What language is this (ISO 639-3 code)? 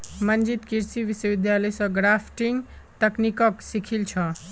mag